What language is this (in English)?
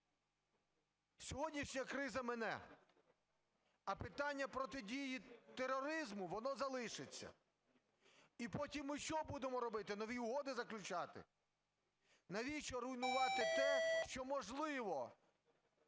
Ukrainian